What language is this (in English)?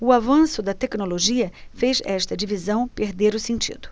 Portuguese